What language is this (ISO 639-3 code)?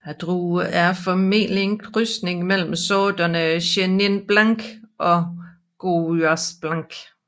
dan